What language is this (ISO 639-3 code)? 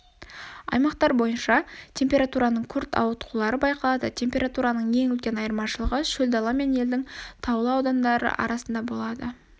kaz